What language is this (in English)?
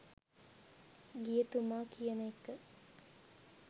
Sinhala